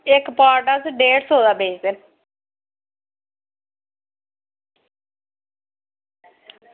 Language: Dogri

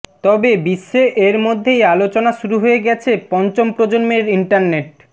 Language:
Bangla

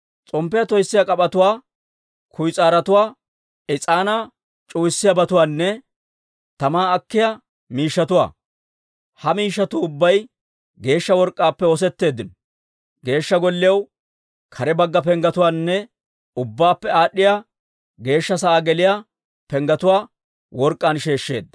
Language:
Dawro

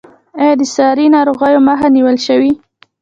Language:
Pashto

